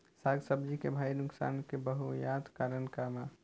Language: Bhojpuri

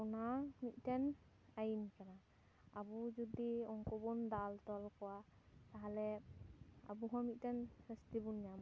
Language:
Santali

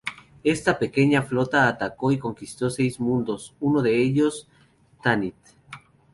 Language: Spanish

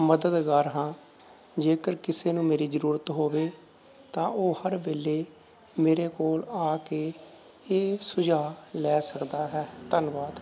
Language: Punjabi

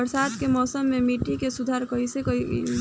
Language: Bhojpuri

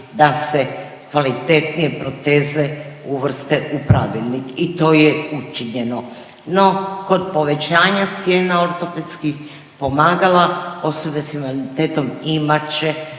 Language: Croatian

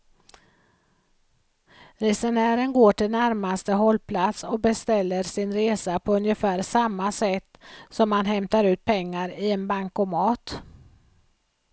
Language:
Swedish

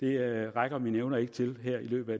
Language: Danish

